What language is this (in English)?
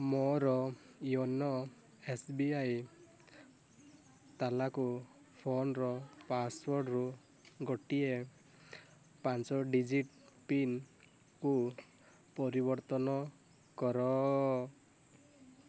Odia